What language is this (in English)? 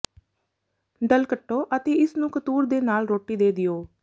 Punjabi